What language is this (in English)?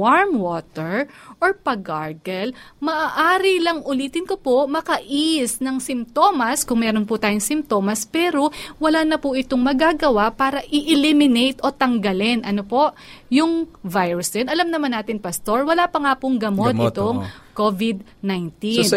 Filipino